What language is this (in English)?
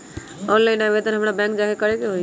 Magahi